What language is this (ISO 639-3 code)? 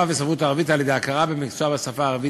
heb